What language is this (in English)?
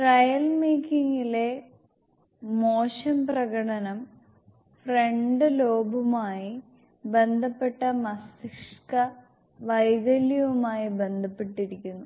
Malayalam